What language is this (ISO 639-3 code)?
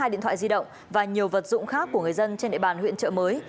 vie